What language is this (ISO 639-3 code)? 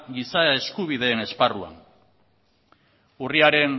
eus